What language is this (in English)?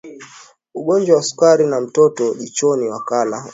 Swahili